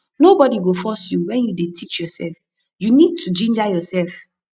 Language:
Nigerian Pidgin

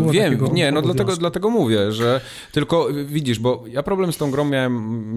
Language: Polish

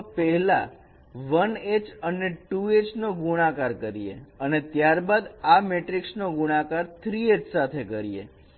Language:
Gujarati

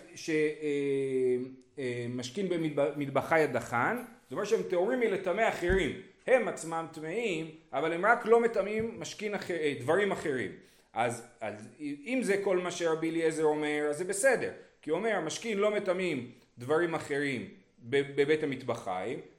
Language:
Hebrew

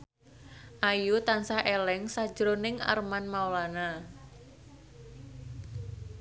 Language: Javanese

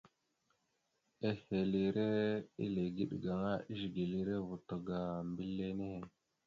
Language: Mada (Cameroon)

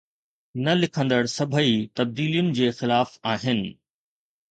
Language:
Sindhi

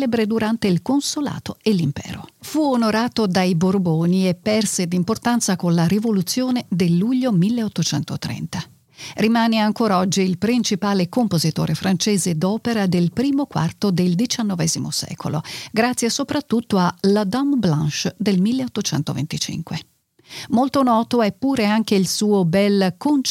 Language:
Italian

